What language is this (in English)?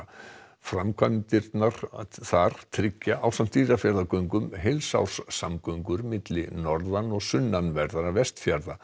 Icelandic